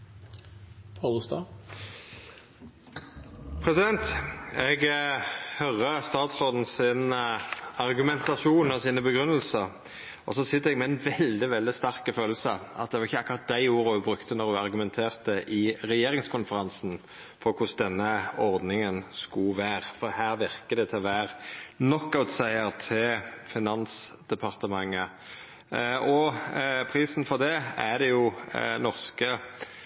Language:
Norwegian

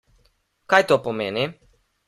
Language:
Slovenian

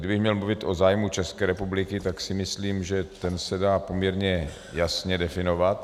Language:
Czech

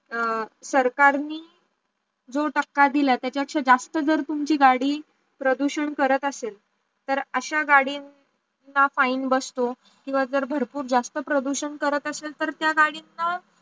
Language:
Marathi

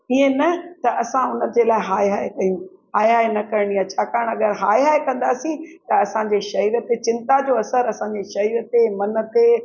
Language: Sindhi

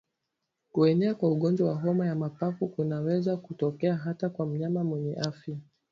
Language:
Swahili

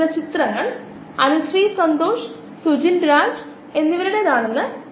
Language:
Malayalam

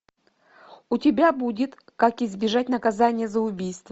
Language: Russian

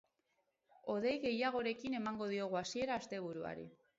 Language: Basque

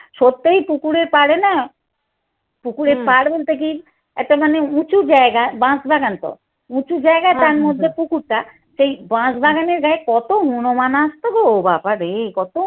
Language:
Bangla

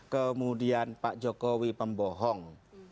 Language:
Indonesian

